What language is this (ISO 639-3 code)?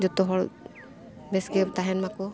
sat